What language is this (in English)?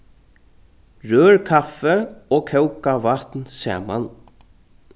Faroese